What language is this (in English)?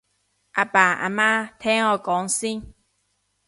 Cantonese